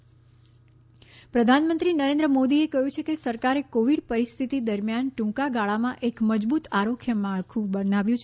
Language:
Gujarati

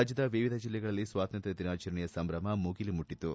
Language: Kannada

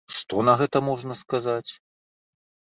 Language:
Belarusian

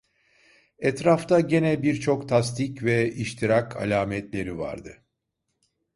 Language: Turkish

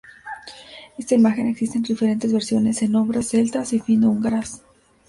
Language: Spanish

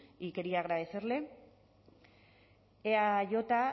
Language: Spanish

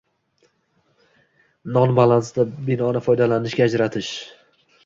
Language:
Uzbek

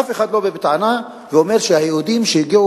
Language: Hebrew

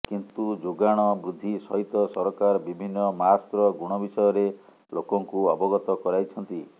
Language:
Odia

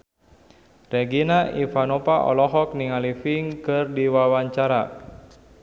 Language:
Sundanese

